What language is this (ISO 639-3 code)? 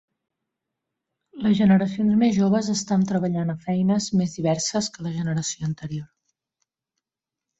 cat